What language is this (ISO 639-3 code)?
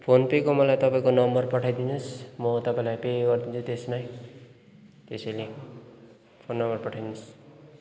nep